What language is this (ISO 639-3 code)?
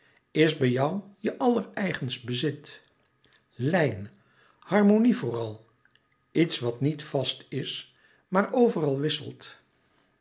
nld